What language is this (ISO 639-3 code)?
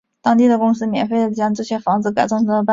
zho